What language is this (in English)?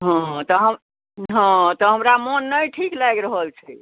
Maithili